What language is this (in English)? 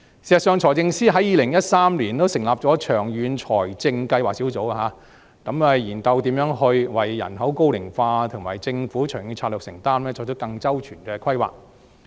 Cantonese